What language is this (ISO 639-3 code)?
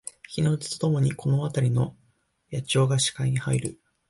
jpn